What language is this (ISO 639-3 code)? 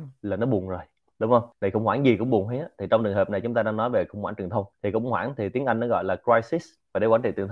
vie